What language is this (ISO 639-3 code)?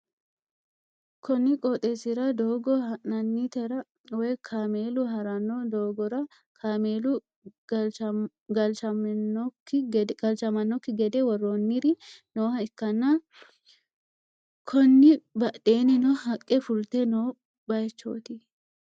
sid